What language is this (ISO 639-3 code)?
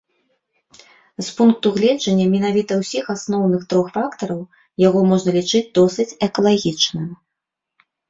bel